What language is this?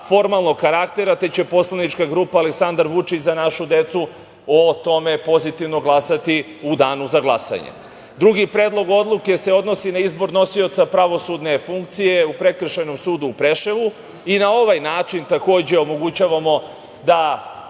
Serbian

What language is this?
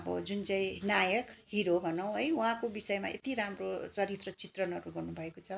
Nepali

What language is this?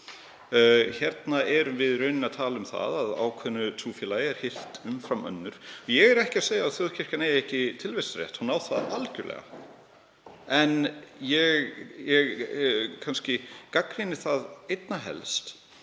Icelandic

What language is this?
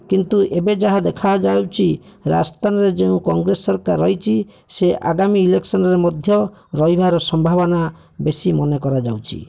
Odia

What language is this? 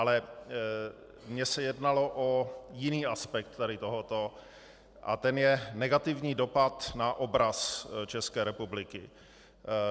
Czech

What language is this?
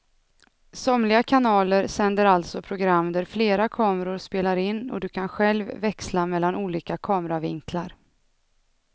Swedish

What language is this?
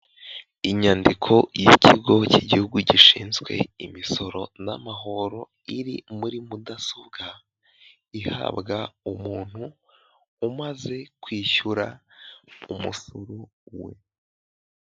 Kinyarwanda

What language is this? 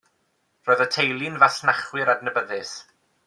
Welsh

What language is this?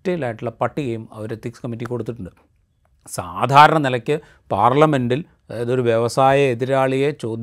Malayalam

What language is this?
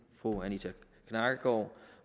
Danish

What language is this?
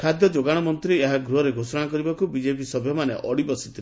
Odia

